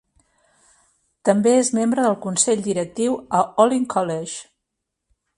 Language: Catalan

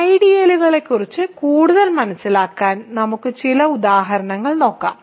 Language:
Malayalam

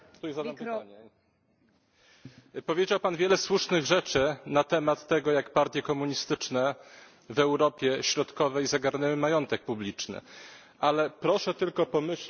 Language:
Polish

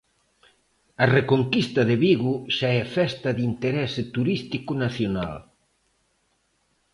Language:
Galician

